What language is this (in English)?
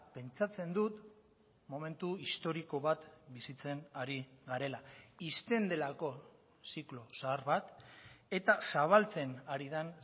Basque